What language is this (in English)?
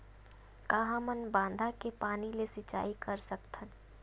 Chhattisgarhi